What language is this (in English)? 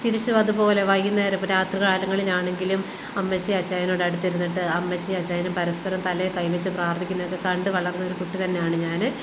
Malayalam